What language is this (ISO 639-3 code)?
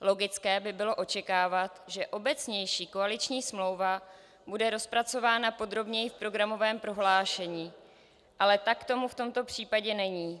ces